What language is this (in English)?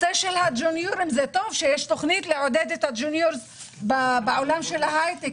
Hebrew